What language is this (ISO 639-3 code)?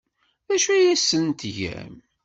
kab